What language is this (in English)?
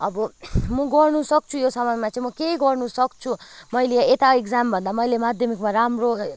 Nepali